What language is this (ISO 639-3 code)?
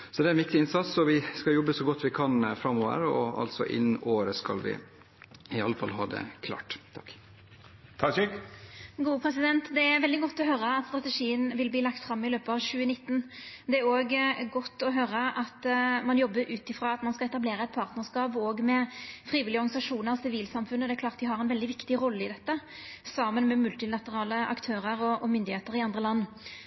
nor